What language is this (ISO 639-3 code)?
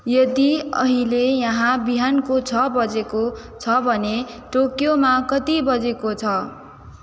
nep